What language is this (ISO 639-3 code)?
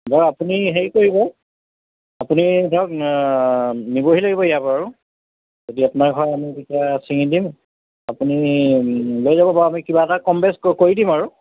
asm